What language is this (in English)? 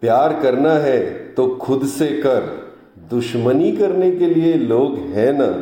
Hindi